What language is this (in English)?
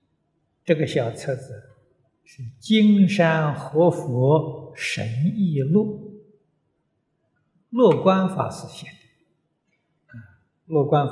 Chinese